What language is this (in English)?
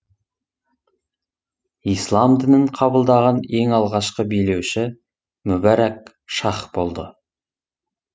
Kazakh